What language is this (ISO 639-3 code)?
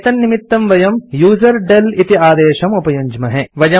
san